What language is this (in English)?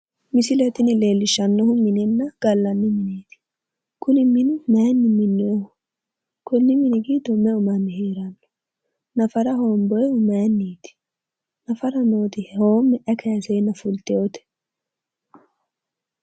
Sidamo